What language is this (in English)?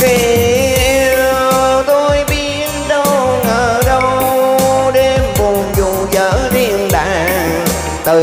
Vietnamese